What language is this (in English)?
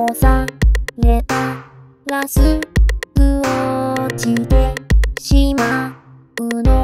Korean